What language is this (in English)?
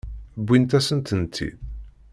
Kabyle